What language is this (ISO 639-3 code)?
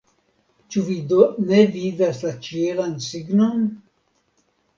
epo